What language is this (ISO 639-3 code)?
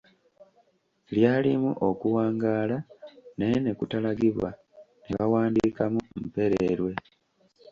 lug